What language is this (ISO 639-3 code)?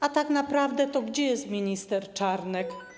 pol